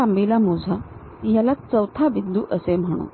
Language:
Marathi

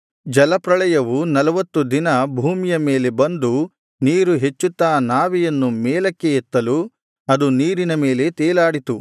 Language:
Kannada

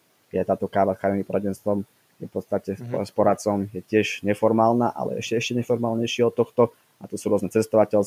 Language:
Slovak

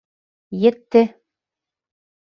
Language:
Bashkir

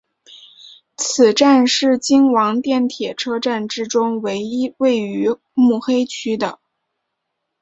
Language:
Chinese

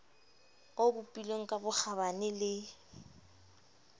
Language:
Southern Sotho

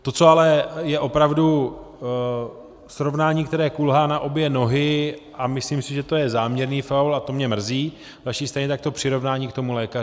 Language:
Czech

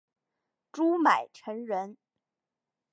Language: Chinese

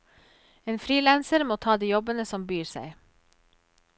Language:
Norwegian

